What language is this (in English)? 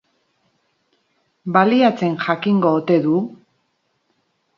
Basque